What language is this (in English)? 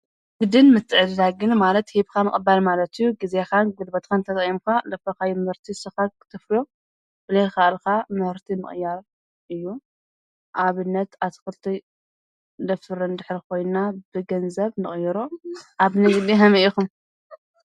Tigrinya